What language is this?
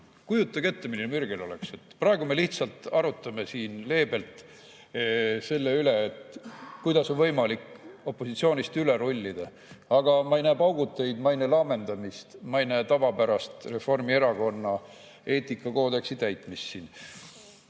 Estonian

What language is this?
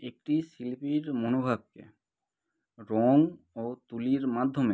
Bangla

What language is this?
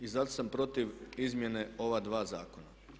Croatian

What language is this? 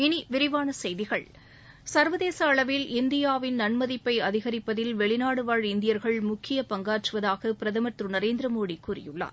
Tamil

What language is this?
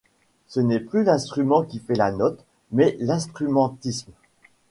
French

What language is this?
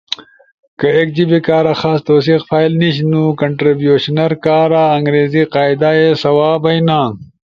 Ushojo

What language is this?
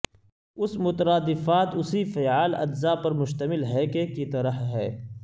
Urdu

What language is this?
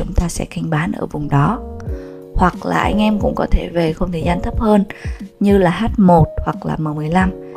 Vietnamese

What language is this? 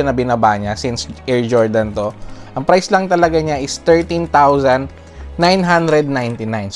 Filipino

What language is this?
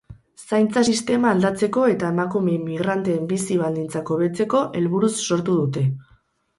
Basque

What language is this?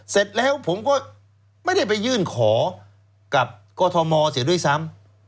Thai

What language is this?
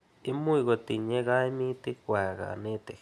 Kalenjin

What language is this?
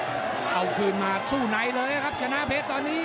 Thai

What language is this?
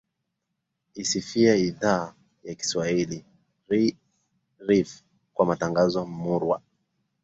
Swahili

